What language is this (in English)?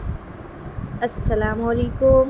Urdu